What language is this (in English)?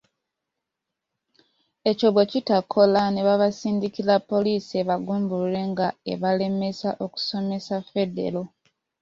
Ganda